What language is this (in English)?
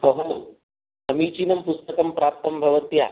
Sanskrit